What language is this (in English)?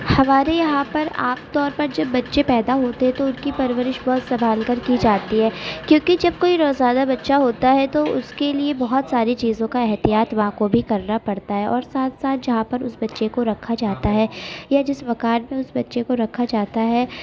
Urdu